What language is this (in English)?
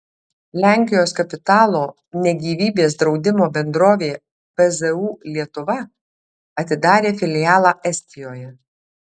Lithuanian